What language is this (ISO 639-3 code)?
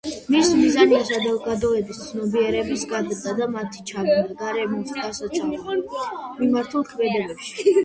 kat